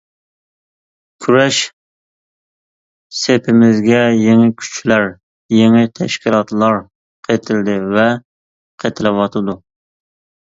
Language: Uyghur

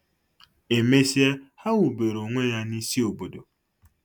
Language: Igbo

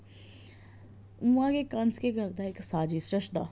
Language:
Dogri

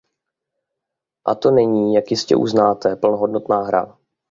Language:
Czech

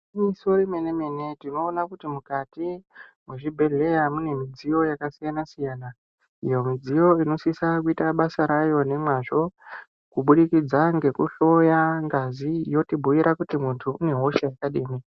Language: Ndau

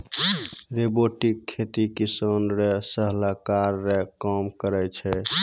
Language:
Maithili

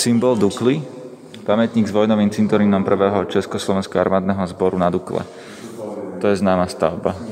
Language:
Slovak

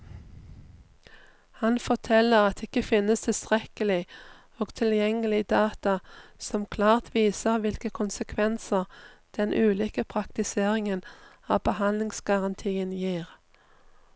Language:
Norwegian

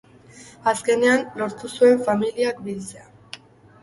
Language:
Basque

